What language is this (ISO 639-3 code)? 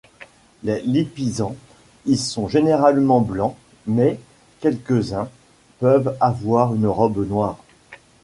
fra